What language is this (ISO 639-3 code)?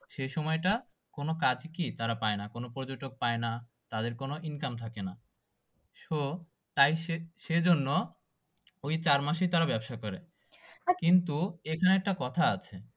ben